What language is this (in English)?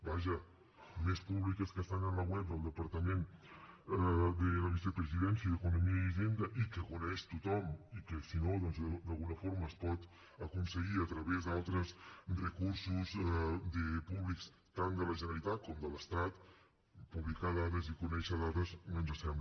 Catalan